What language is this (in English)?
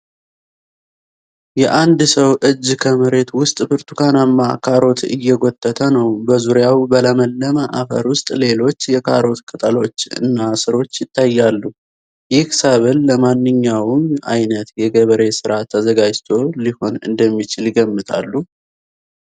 Amharic